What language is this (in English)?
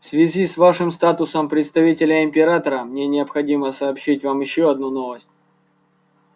Russian